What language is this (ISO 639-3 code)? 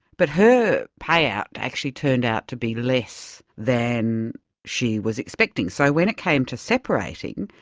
eng